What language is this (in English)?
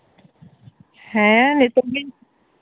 Santali